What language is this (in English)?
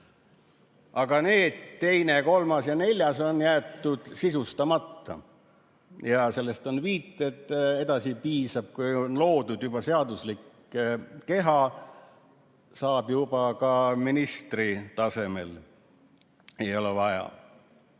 Estonian